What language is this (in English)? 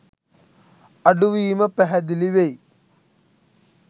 Sinhala